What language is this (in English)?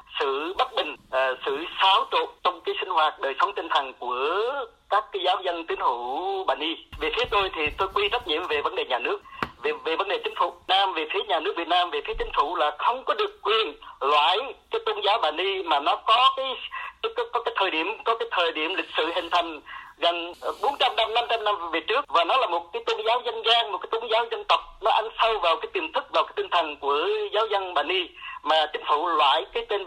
Vietnamese